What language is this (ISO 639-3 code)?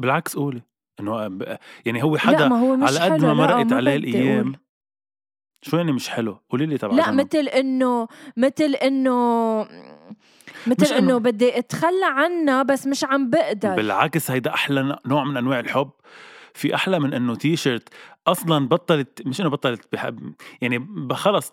ara